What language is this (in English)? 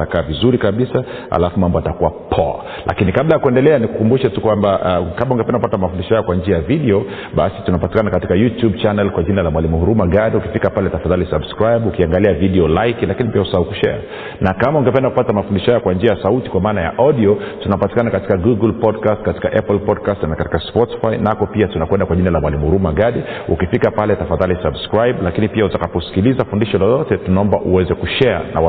Swahili